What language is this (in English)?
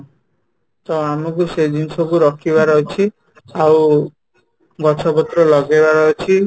Odia